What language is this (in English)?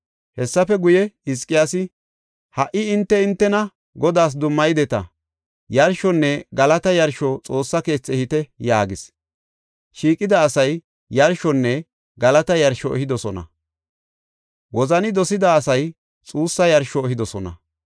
Gofa